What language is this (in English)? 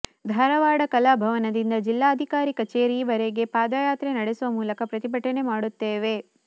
Kannada